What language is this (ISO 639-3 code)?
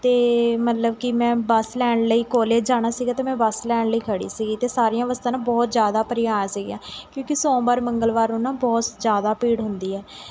pan